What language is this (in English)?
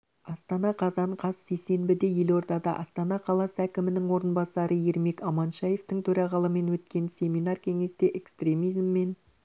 Kazakh